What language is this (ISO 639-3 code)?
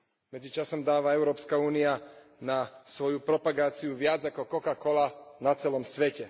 slk